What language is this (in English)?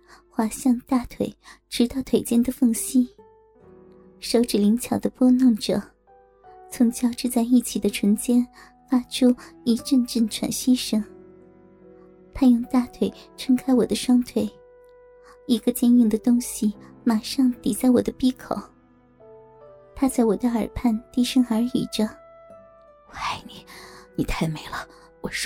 Chinese